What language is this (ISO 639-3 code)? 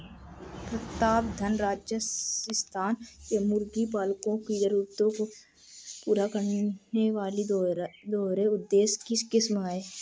hin